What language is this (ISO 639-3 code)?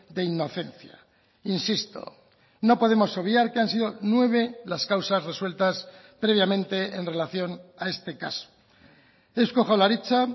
spa